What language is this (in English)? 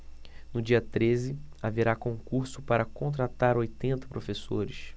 Portuguese